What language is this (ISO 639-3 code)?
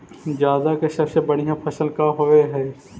mag